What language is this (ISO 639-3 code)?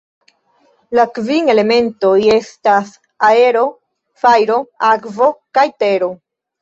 epo